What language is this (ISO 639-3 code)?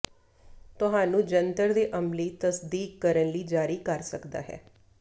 pan